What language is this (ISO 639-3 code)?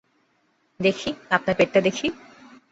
ben